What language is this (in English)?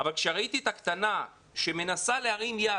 Hebrew